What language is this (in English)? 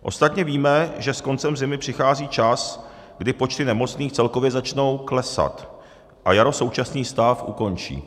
Czech